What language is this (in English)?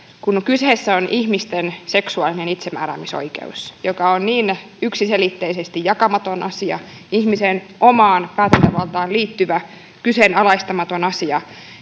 Finnish